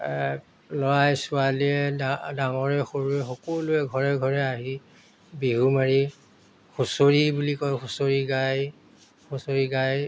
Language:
Assamese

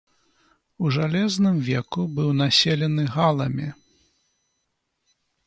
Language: Belarusian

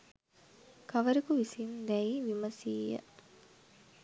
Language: Sinhala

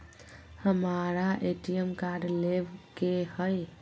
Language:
Magahi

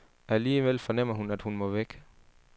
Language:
Danish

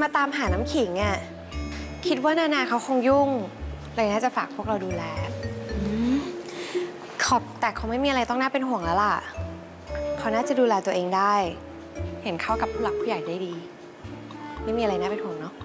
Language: Thai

